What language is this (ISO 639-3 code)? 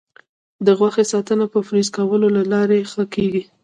pus